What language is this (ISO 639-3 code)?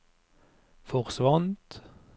nor